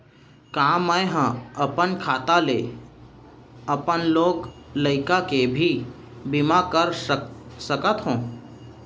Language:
Chhattisgarhi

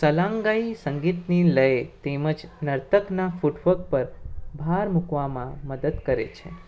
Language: Gujarati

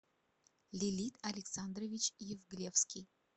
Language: Russian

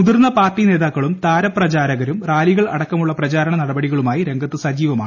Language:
Malayalam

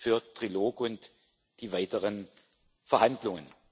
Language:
German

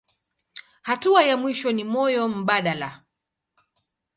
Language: Swahili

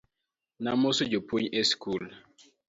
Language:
Luo (Kenya and Tanzania)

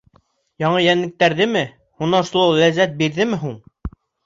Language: Bashkir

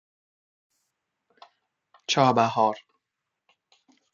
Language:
Persian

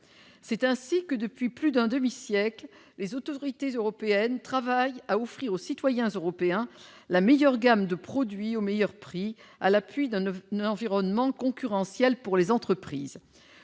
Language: French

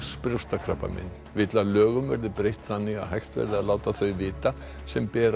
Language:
Icelandic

